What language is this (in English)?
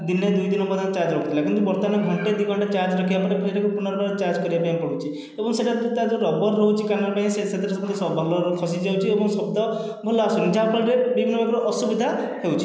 Odia